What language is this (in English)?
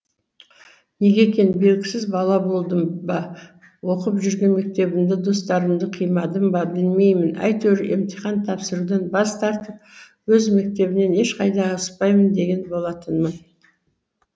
Kazakh